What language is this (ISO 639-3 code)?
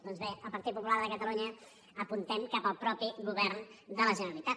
cat